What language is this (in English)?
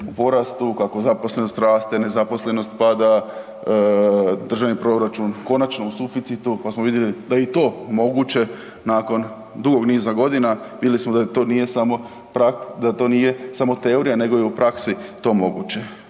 Croatian